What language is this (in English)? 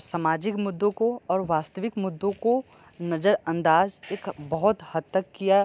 Hindi